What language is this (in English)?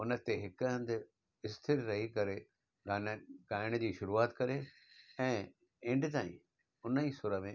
Sindhi